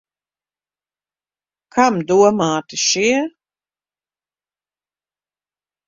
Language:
Latvian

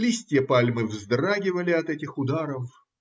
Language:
Russian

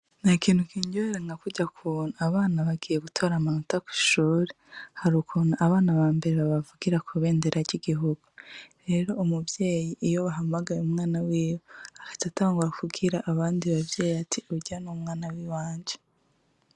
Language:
Rundi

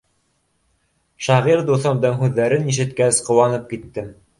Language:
Bashkir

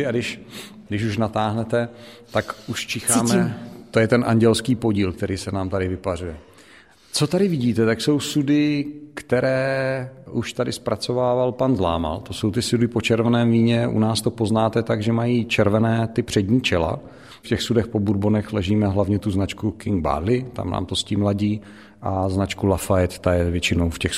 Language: Czech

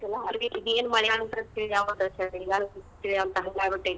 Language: Kannada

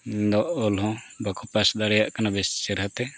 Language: Santali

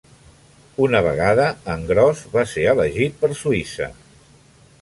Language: Catalan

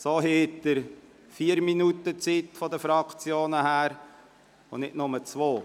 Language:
Swiss German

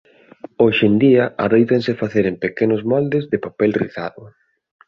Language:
Galician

